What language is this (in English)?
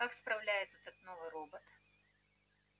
Russian